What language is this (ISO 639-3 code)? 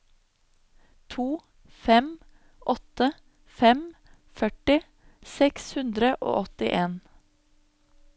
nor